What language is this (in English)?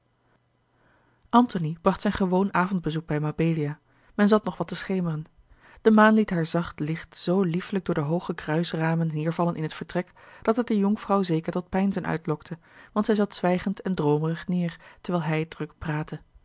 Dutch